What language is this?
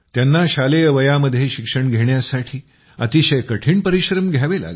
Marathi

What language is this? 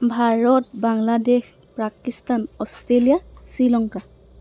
Assamese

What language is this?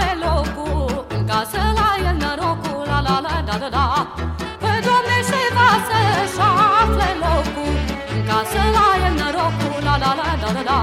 Romanian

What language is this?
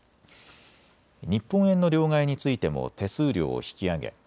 Japanese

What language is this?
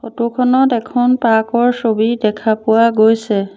Assamese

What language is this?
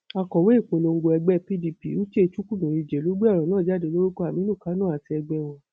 Yoruba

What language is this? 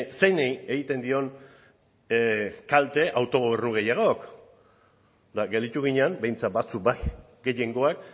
Basque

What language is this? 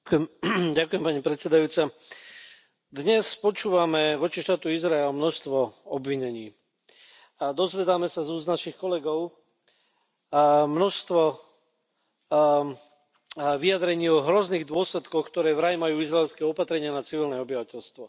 Slovak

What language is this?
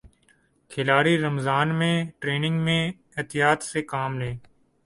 Urdu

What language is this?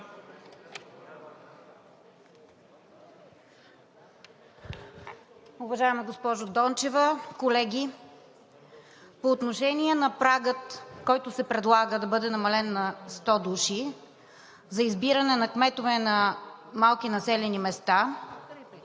Bulgarian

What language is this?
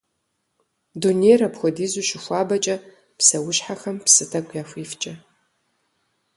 Kabardian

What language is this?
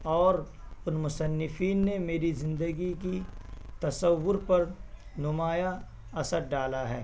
Urdu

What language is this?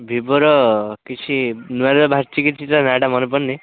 Odia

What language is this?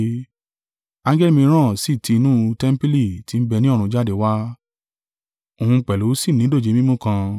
Yoruba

